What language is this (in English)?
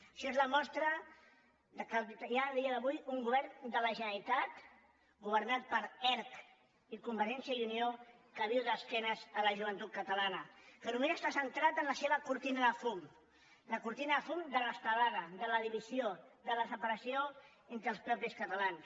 Catalan